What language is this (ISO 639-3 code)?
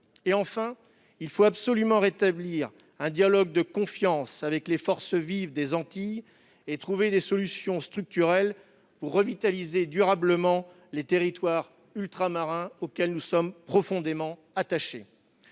fra